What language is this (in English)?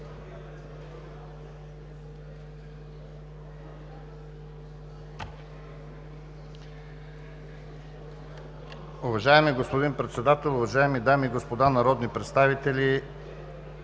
Bulgarian